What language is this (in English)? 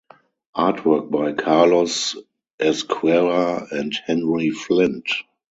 English